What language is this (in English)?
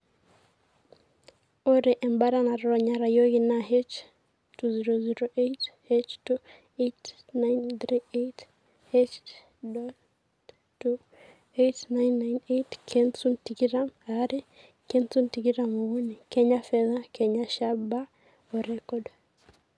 Masai